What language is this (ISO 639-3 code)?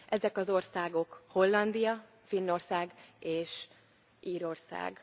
hun